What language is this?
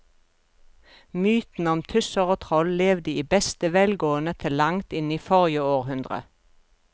Norwegian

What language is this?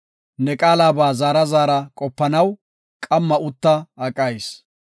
Gofa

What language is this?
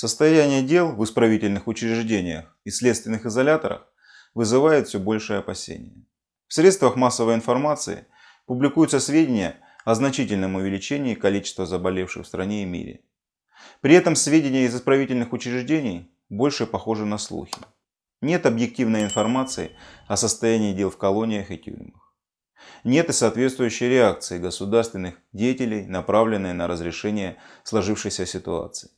Russian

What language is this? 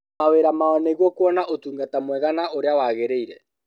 Kikuyu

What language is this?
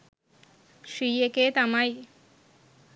Sinhala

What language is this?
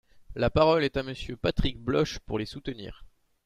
French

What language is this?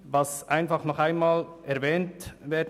Swiss German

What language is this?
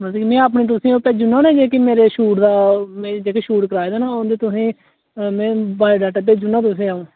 Dogri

